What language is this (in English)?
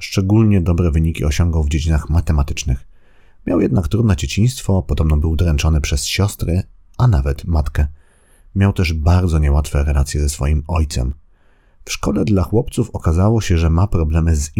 Polish